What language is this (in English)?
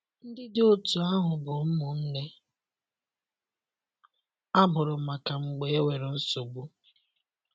Igbo